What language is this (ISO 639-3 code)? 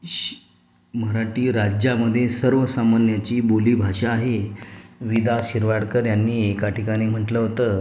mar